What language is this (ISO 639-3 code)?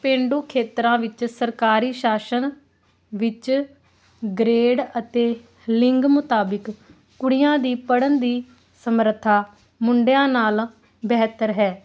pan